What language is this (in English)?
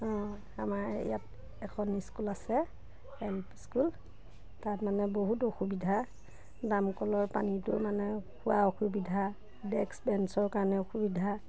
Assamese